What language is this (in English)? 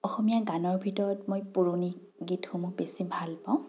Assamese